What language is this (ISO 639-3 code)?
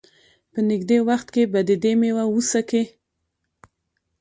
pus